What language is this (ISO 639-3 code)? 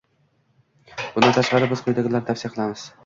uzb